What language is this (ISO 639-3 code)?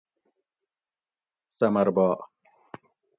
gwc